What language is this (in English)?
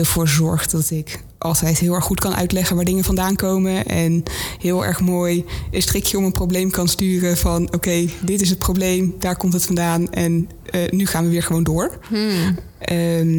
Dutch